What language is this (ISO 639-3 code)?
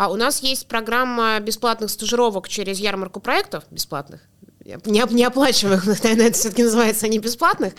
rus